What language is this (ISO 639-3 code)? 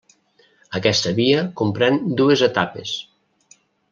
cat